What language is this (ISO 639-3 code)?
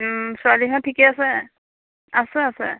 asm